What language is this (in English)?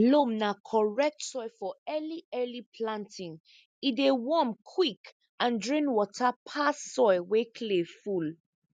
Nigerian Pidgin